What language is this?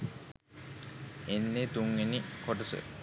Sinhala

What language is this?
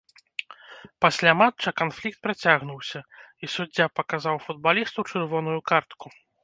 Belarusian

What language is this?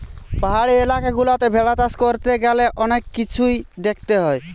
Bangla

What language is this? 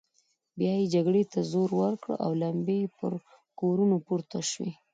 Pashto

